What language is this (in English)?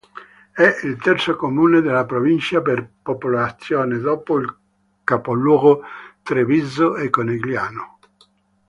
Italian